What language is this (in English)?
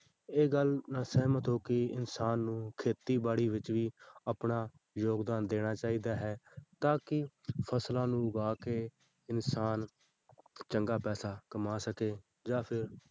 Punjabi